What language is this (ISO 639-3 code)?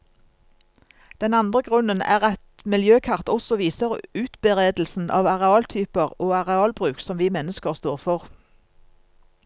nor